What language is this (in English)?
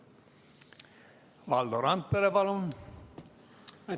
Estonian